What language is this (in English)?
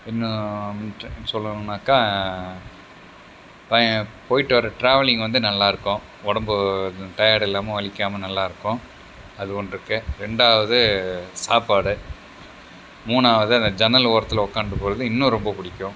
Tamil